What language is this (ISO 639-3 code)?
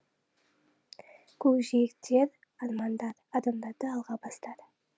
kaz